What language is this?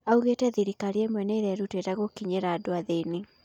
Kikuyu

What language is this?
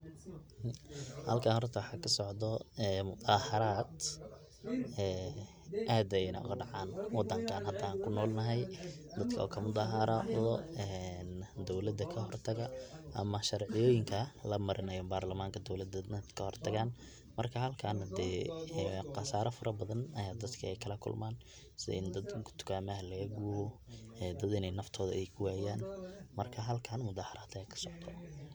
Somali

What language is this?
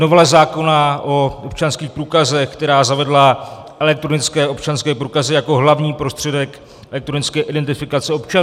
Czech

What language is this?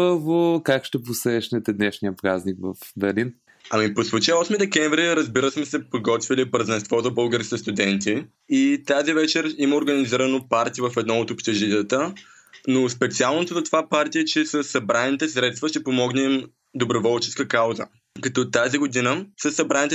Bulgarian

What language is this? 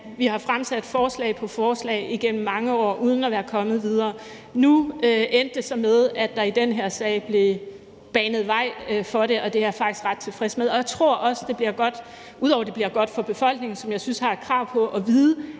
Danish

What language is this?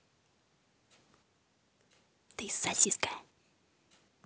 Russian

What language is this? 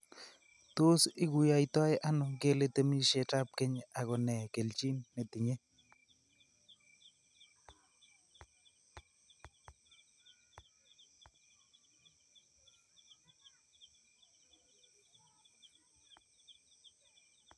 Kalenjin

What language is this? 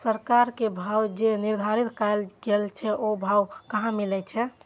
Maithili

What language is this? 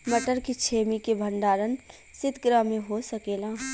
Bhojpuri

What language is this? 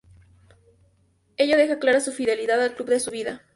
Spanish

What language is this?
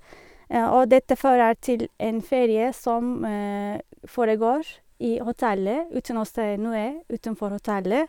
Norwegian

